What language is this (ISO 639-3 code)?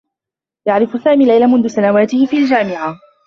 ara